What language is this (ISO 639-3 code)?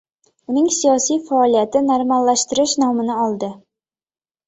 uzb